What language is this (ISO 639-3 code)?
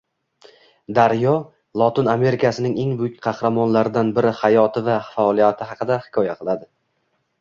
uzb